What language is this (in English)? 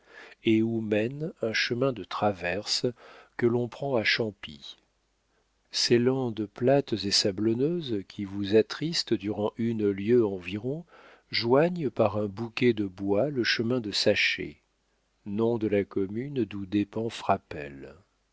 French